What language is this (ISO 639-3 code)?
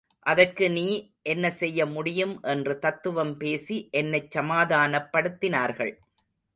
tam